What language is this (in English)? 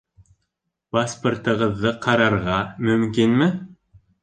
Bashkir